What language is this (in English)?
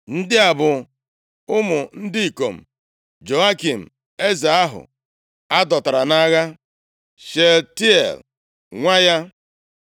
Igbo